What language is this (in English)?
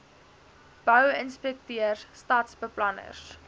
Afrikaans